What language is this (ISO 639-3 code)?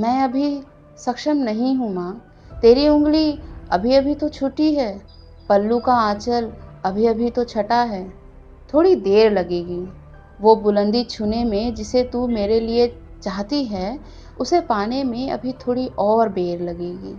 hin